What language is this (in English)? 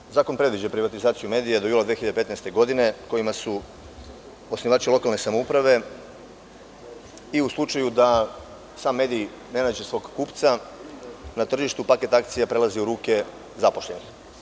Serbian